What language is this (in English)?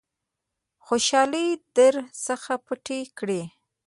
Pashto